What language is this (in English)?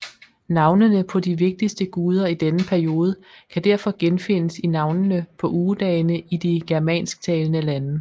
Danish